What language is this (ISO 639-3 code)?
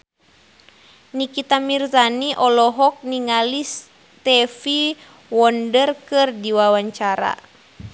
sun